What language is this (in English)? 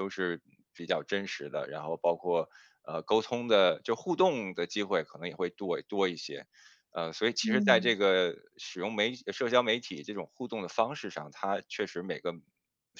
Chinese